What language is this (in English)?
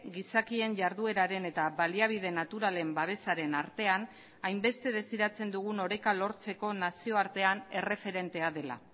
Basque